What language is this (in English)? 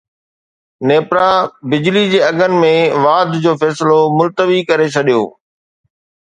Sindhi